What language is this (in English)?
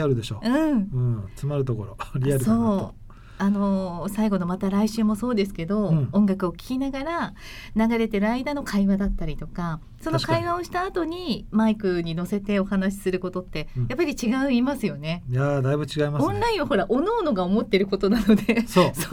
Japanese